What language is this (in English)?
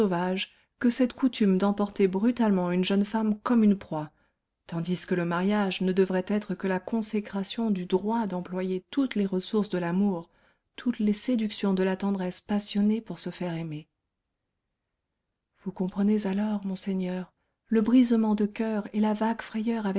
French